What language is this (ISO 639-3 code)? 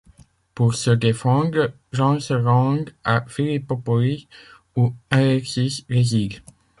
fra